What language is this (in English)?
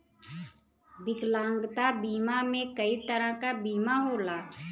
Bhojpuri